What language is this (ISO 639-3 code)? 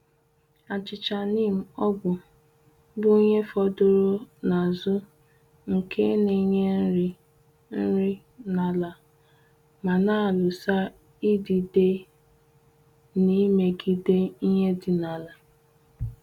ibo